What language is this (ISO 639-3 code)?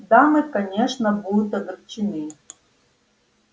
rus